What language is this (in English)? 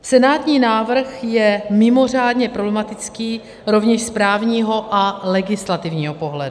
Czech